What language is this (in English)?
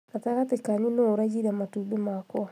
Kikuyu